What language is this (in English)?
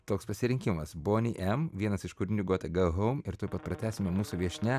Lithuanian